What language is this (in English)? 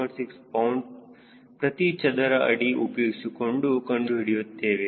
Kannada